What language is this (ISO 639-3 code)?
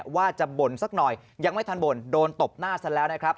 tha